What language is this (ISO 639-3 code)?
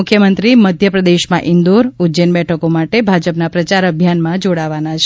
guj